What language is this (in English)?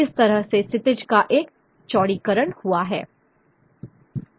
Hindi